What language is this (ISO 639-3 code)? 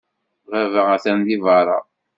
kab